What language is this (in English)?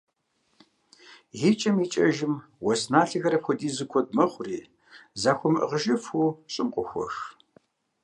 Kabardian